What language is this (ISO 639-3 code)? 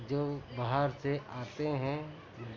urd